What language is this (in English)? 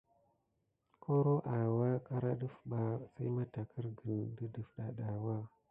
Gidar